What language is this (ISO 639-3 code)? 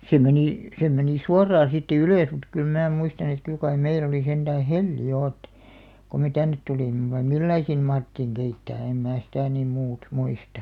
fin